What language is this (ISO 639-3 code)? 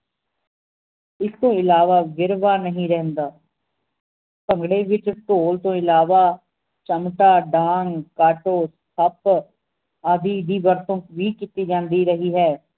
pan